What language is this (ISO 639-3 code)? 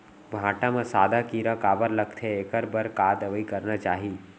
hne